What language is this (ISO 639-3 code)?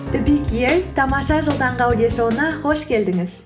kaz